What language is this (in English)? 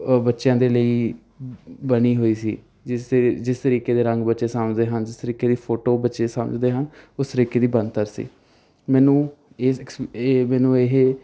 Punjabi